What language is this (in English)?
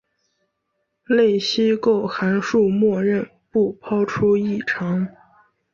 Chinese